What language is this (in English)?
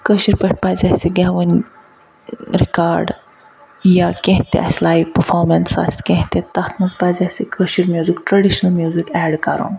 Kashmiri